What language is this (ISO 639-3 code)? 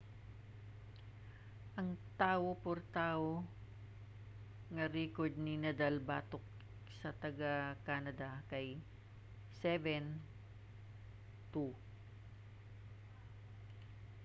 ceb